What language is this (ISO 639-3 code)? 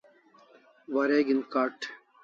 kls